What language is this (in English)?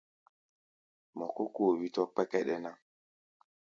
Gbaya